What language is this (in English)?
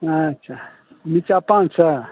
Maithili